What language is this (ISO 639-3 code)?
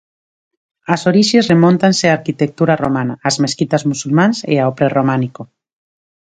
glg